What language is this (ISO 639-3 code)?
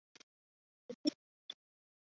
zho